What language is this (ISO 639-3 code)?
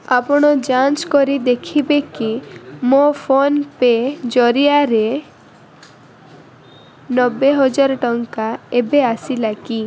ori